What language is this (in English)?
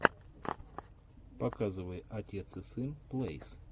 Russian